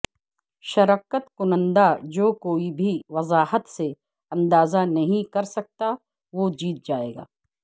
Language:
Urdu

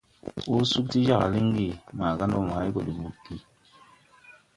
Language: Tupuri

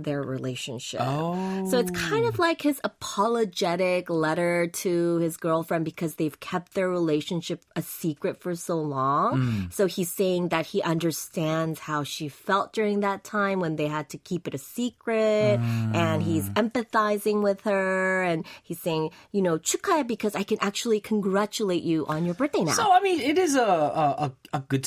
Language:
English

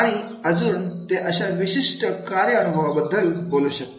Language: Marathi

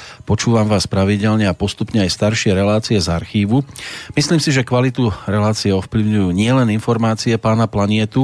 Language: Slovak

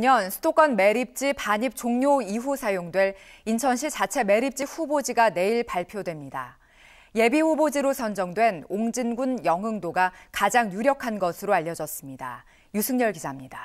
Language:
Korean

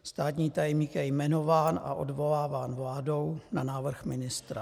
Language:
Czech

